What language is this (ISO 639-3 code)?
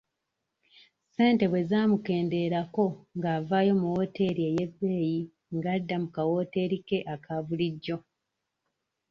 lug